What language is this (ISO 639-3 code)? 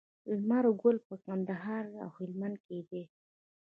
pus